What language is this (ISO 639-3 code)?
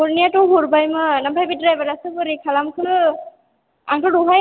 brx